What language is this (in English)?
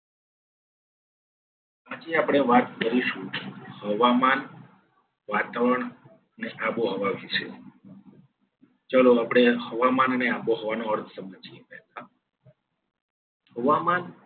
Gujarati